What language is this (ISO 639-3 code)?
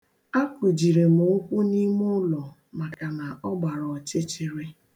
ibo